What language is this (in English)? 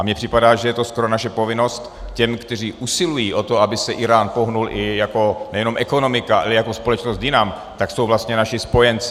Czech